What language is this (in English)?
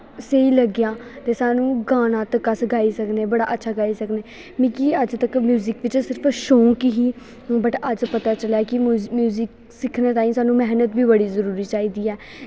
Dogri